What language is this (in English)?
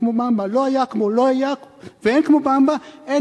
Hebrew